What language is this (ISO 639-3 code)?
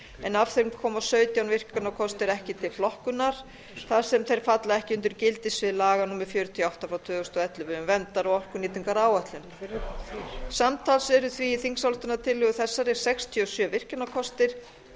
isl